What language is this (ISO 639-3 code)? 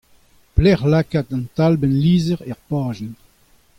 bre